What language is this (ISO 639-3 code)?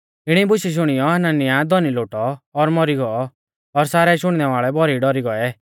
bfz